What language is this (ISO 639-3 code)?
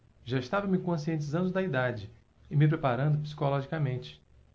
por